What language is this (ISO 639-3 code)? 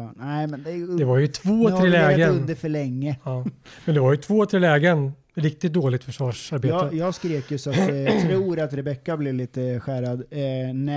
swe